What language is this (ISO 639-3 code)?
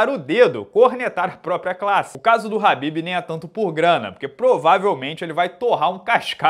por